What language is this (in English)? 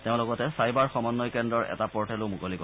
Assamese